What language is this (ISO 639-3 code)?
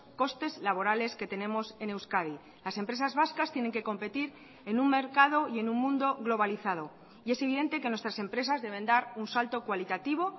spa